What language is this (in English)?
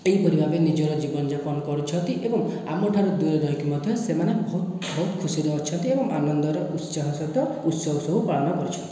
Odia